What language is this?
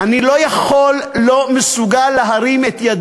Hebrew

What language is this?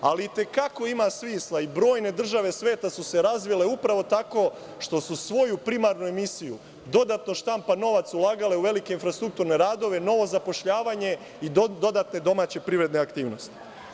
Serbian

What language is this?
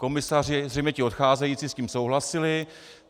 Czech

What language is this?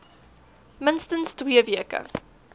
Afrikaans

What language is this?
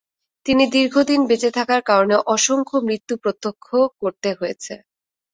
Bangla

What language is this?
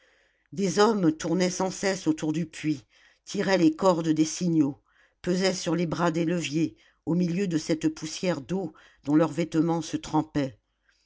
French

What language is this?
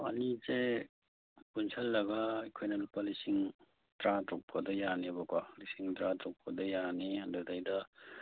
Manipuri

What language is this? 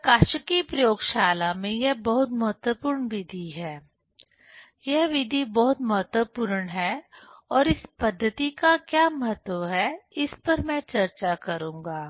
Hindi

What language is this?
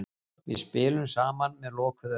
Icelandic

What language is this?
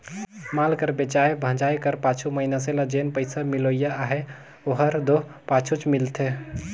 Chhattisgarhi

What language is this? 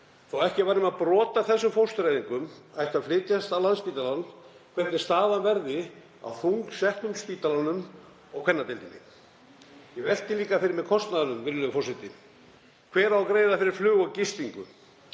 Icelandic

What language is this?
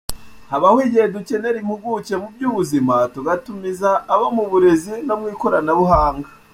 Kinyarwanda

